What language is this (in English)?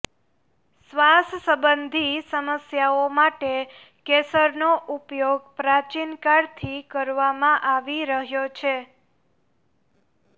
Gujarati